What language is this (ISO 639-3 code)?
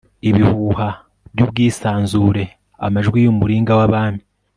kin